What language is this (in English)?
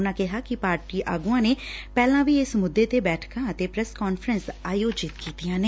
Punjabi